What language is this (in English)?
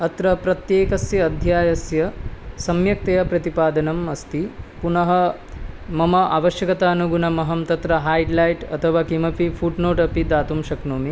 Sanskrit